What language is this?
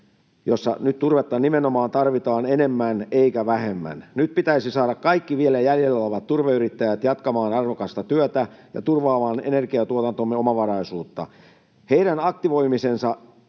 Finnish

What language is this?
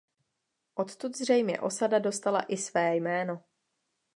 Czech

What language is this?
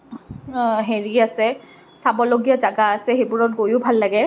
Assamese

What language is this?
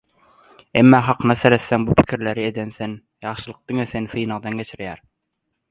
Turkmen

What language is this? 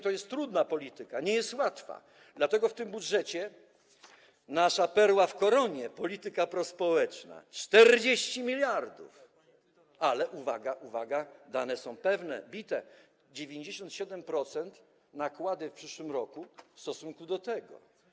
Polish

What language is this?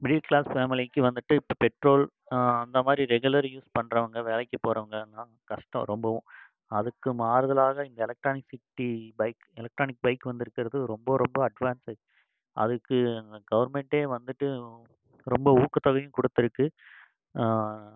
Tamil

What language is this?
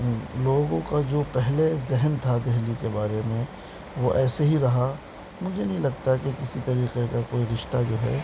Urdu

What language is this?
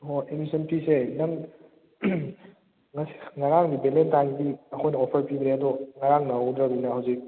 Manipuri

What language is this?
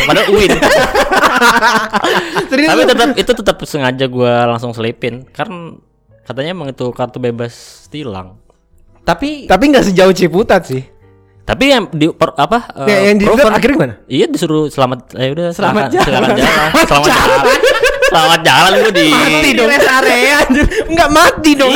Indonesian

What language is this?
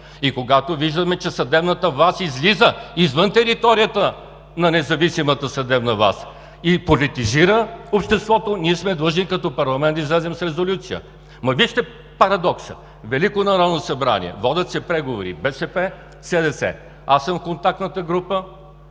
Bulgarian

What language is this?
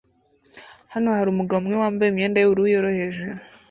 Kinyarwanda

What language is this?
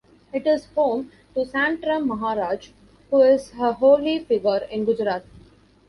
English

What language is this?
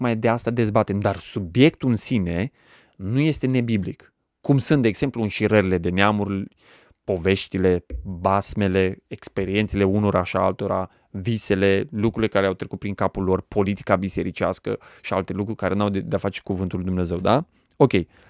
Romanian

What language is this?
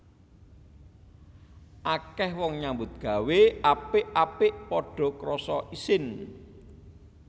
Javanese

